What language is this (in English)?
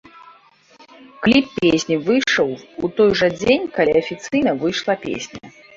Belarusian